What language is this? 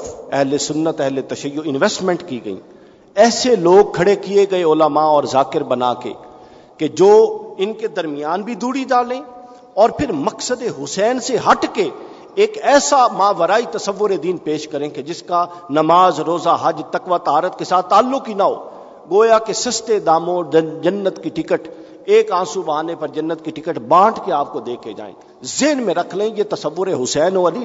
Urdu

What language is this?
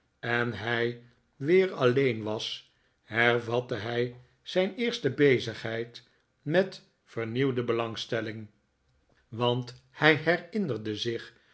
Dutch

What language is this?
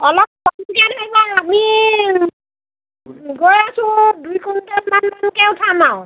Assamese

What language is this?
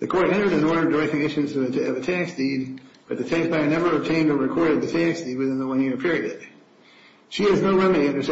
English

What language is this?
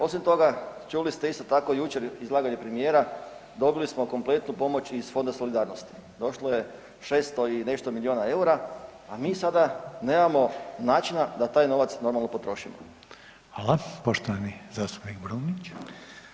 Croatian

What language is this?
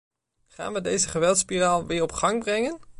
Dutch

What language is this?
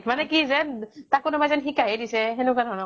Assamese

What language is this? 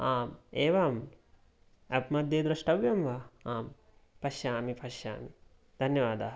Sanskrit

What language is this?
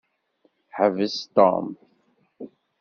Kabyle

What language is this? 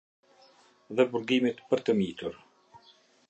Albanian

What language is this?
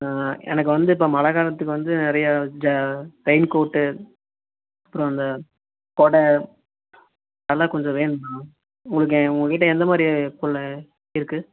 Tamil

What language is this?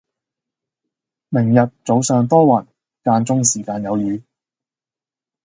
Cantonese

